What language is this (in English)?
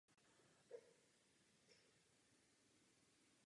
Czech